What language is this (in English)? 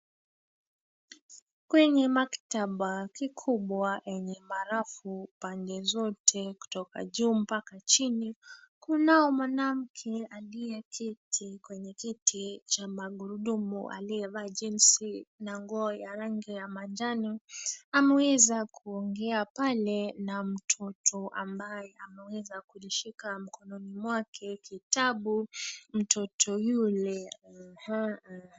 Swahili